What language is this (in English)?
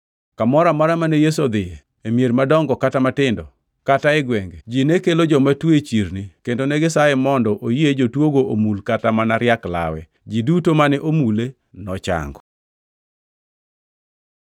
Luo (Kenya and Tanzania)